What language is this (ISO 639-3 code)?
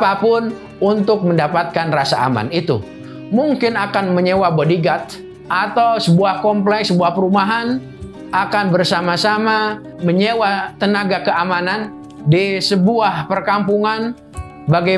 ind